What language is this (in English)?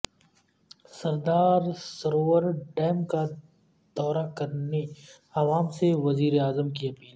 Urdu